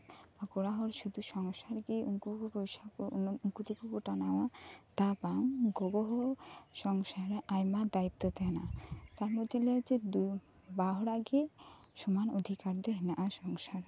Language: Santali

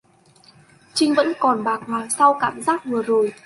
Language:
Vietnamese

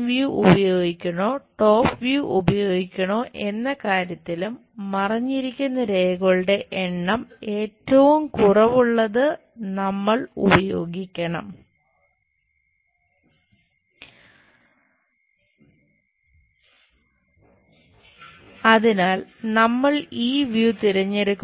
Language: Malayalam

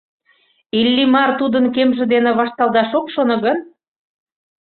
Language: Mari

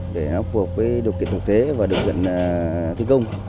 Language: Vietnamese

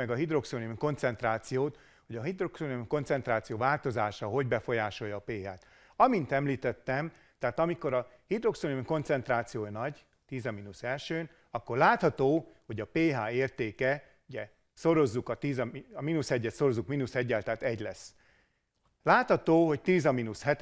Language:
Hungarian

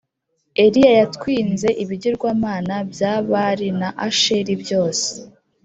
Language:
Kinyarwanda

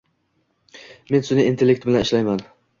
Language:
Uzbek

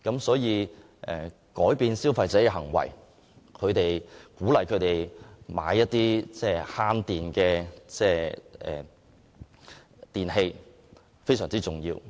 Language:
Cantonese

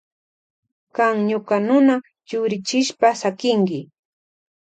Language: Loja Highland Quichua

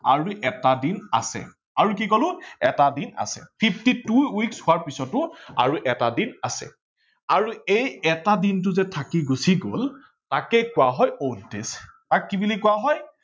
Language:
Assamese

